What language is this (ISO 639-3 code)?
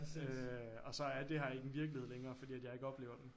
dan